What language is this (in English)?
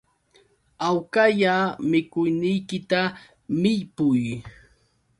Yauyos Quechua